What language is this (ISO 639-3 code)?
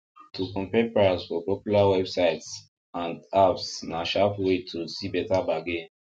pcm